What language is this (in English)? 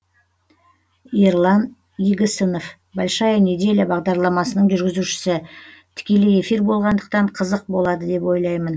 Kazakh